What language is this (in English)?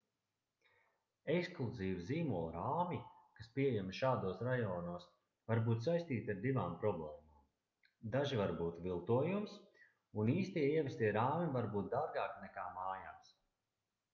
Latvian